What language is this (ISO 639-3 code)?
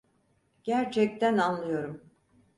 tur